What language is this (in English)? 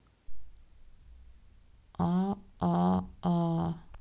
Russian